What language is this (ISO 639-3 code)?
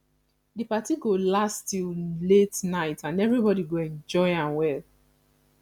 pcm